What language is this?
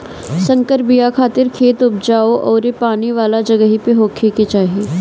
Bhojpuri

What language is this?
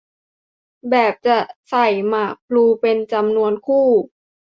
Thai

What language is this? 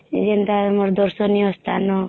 Odia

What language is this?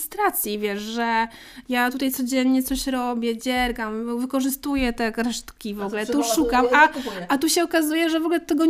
Polish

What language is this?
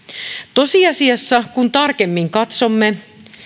Finnish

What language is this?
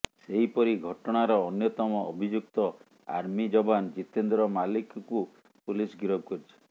Odia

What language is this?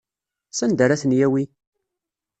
Kabyle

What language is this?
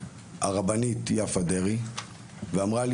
Hebrew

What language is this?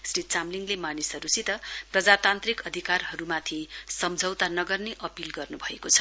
Nepali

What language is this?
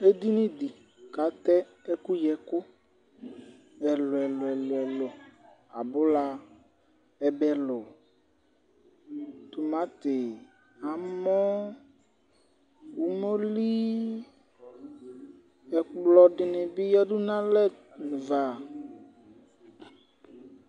Ikposo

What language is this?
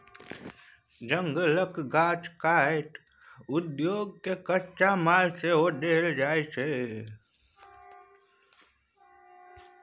Maithili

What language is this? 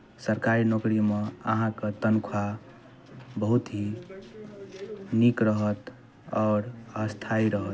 Maithili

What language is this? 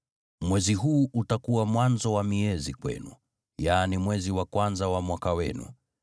Swahili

